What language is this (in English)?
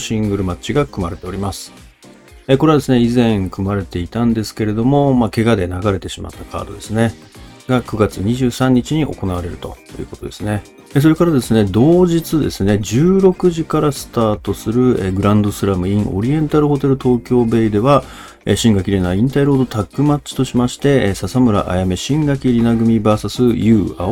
Japanese